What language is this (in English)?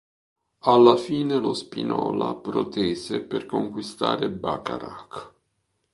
Italian